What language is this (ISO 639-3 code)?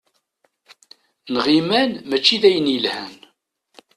kab